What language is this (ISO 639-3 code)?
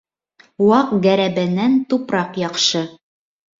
bak